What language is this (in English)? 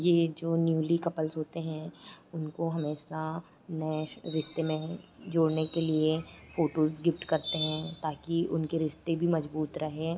Hindi